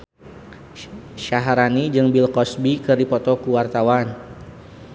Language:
Sundanese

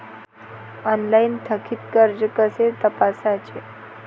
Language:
Marathi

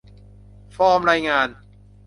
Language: Thai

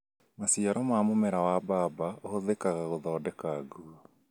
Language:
Kikuyu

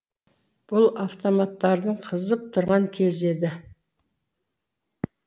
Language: Kazakh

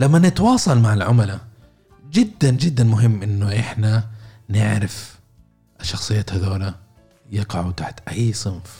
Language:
Arabic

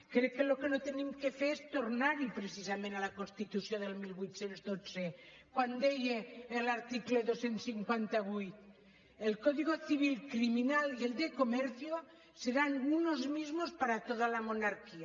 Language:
Catalan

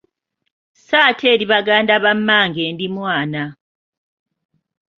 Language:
Ganda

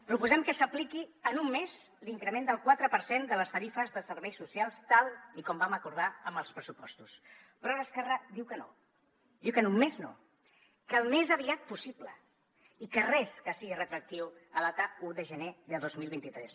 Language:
Catalan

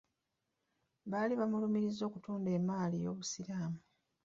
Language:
Ganda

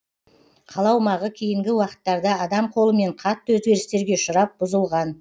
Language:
Kazakh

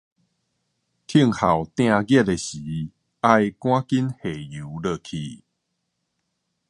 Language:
Min Nan Chinese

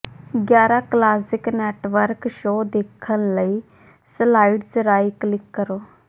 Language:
Punjabi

